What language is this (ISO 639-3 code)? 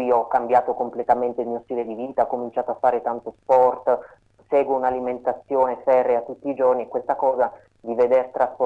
ita